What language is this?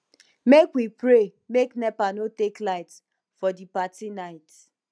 Nigerian Pidgin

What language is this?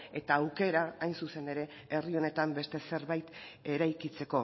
Basque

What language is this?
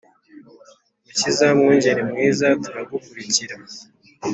Kinyarwanda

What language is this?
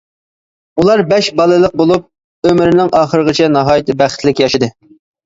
Uyghur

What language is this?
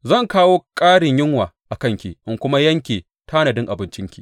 Hausa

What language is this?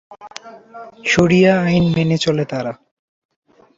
Bangla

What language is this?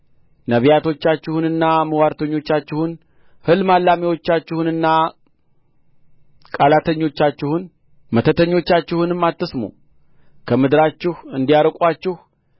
Amharic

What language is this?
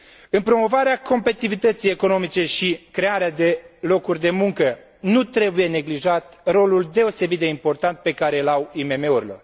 Romanian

